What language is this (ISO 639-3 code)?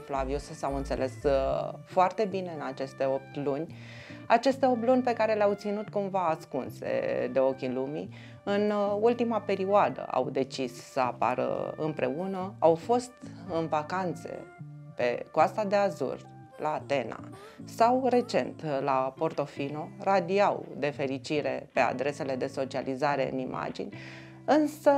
ron